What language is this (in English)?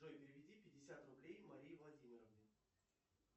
Russian